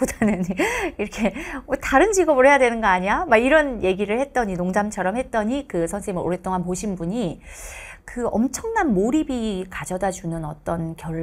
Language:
Korean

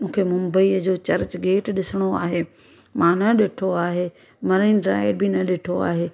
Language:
Sindhi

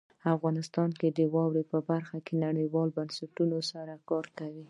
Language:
Pashto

